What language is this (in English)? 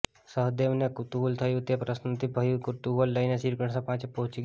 Gujarati